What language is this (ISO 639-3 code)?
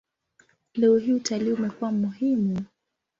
swa